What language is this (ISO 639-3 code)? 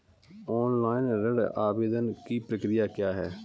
hin